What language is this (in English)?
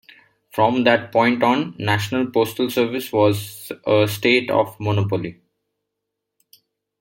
English